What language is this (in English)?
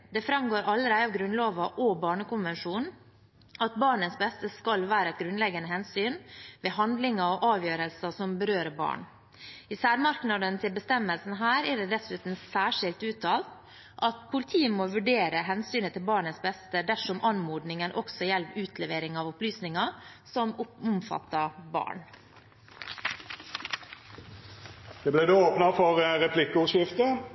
Norwegian